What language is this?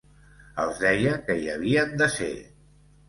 Catalan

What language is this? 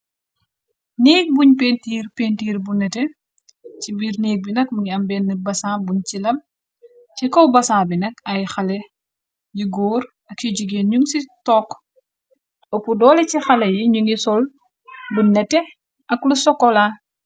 Wolof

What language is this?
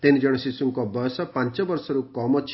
Odia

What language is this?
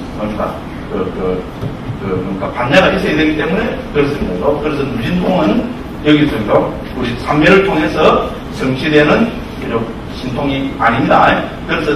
Korean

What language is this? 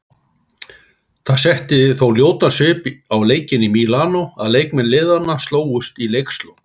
Icelandic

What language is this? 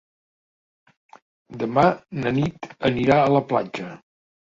Catalan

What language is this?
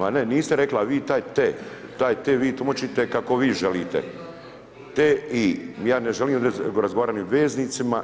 Croatian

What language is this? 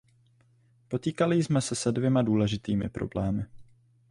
Czech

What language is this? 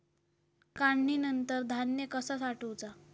Marathi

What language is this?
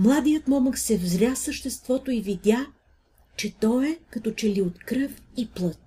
Bulgarian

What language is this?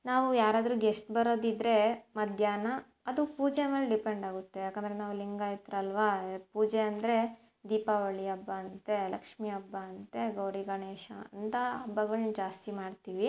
Kannada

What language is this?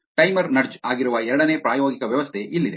Kannada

